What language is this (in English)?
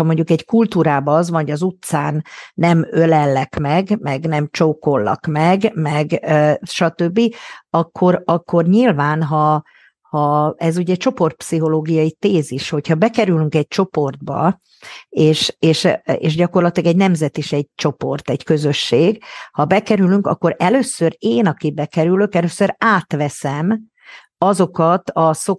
Hungarian